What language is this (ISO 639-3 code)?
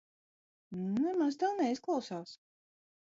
lav